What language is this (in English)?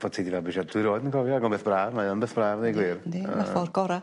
Welsh